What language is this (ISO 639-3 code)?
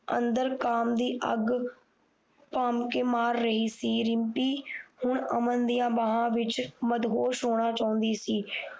pan